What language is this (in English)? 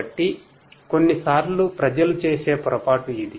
Telugu